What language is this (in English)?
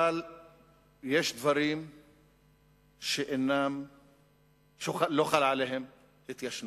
Hebrew